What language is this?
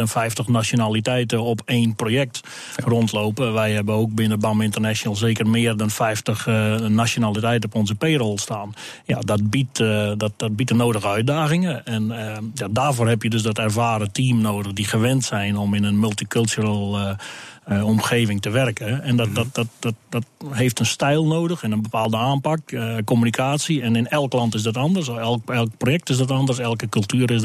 Dutch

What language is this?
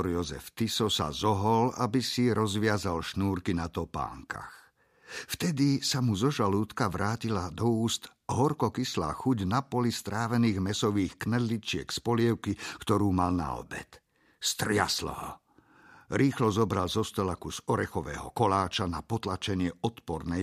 Slovak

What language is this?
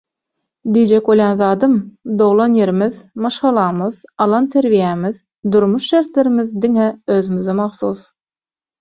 Turkmen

